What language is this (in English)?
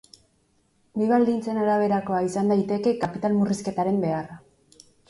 Basque